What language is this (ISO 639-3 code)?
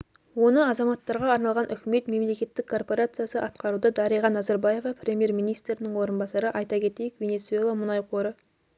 kaz